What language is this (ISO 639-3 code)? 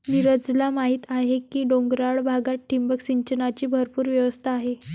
mar